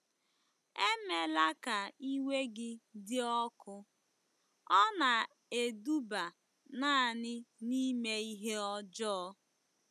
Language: Igbo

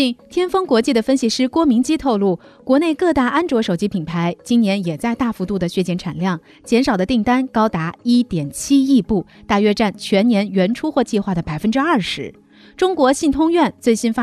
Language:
Chinese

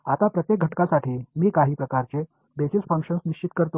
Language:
Marathi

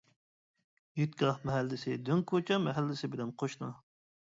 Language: Uyghur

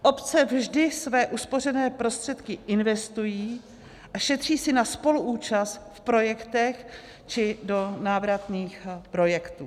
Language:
Czech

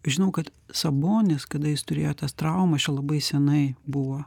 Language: Lithuanian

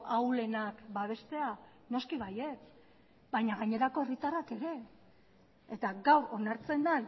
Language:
Basque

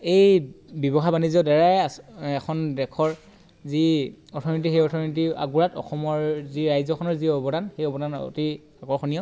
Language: Assamese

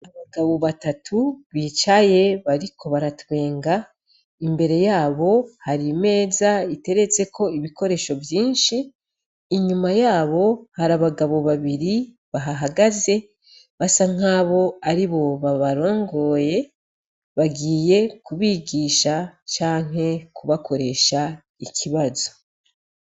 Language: Rundi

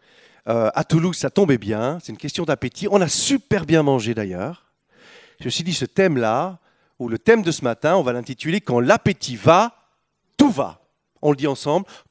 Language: French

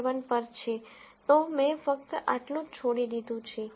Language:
Gujarati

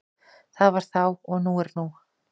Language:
Icelandic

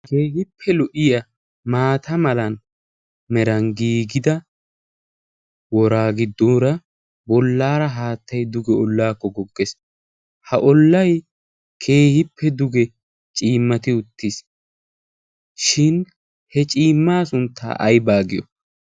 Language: Wolaytta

